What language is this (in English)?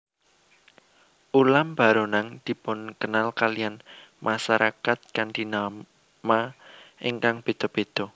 Javanese